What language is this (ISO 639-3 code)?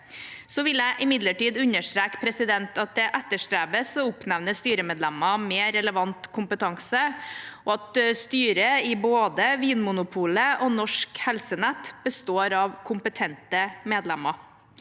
nor